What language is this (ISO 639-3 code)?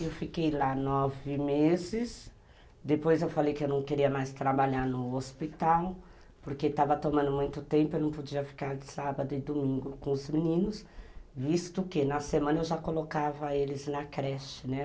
por